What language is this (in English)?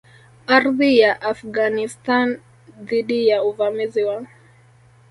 Swahili